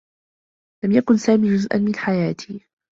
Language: Arabic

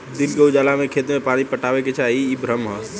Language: Bhojpuri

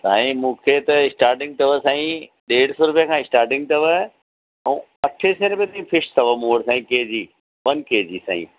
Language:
Sindhi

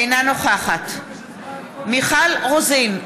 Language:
Hebrew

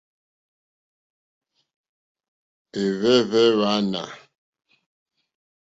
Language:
Mokpwe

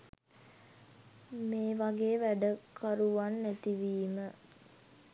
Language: Sinhala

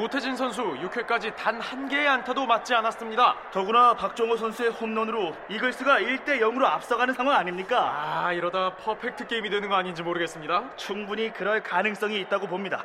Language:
Korean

